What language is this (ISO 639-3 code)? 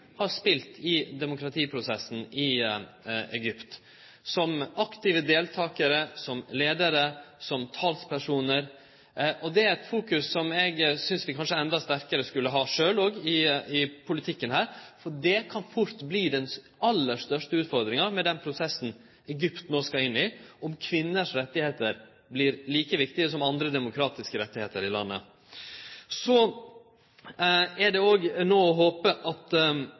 nno